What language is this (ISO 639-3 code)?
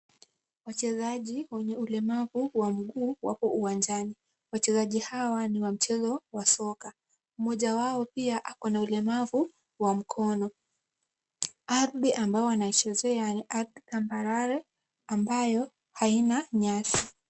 swa